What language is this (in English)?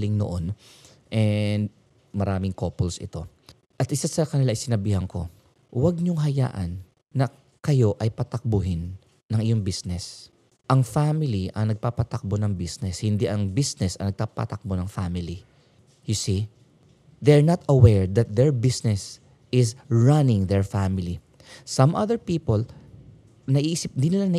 Filipino